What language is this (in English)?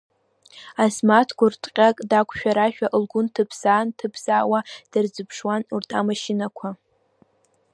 Abkhazian